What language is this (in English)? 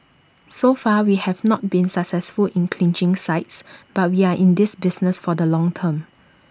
English